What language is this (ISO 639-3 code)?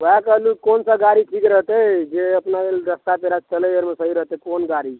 mai